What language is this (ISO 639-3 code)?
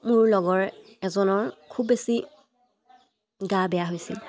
asm